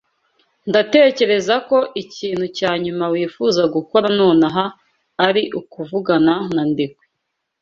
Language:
Kinyarwanda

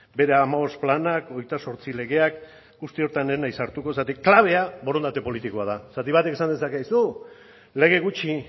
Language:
Basque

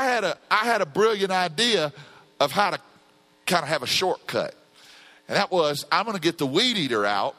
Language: English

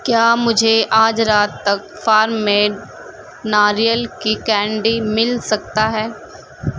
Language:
Urdu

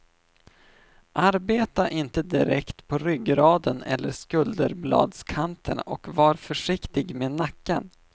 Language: Swedish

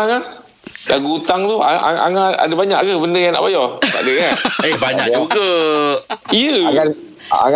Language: Malay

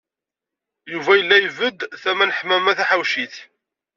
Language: Kabyle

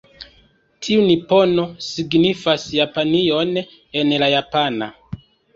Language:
Esperanto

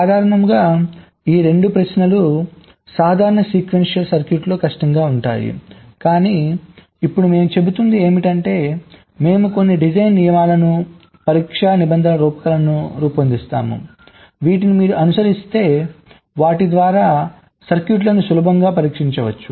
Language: Telugu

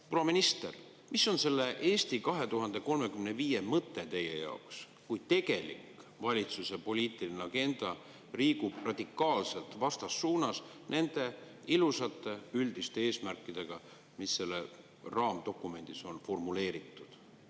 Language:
Estonian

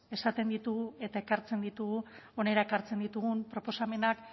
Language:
Basque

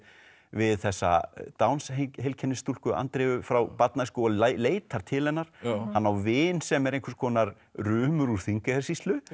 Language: Icelandic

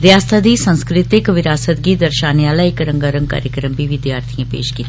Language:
Dogri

